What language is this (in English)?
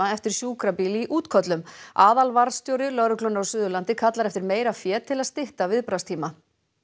Icelandic